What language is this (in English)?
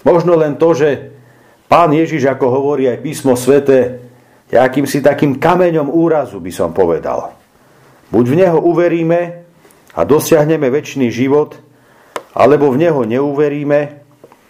Slovak